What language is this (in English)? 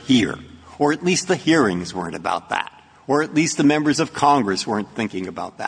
English